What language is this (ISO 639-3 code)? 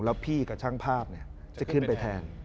tha